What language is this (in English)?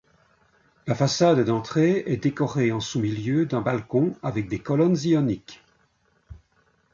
French